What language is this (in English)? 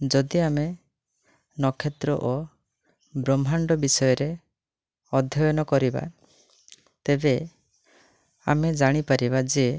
Odia